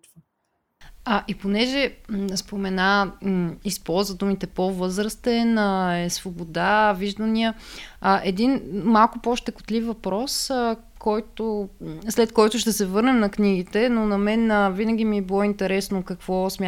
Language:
Bulgarian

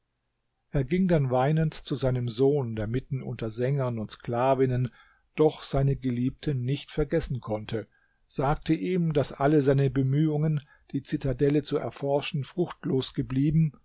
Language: German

